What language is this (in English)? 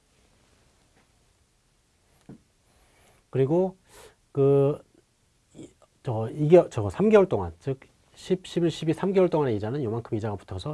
Korean